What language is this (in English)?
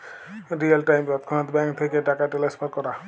Bangla